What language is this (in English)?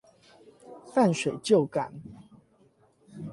Chinese